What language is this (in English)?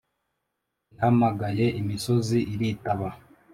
Kinyarwanda